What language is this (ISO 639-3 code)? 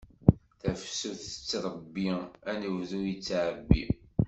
kab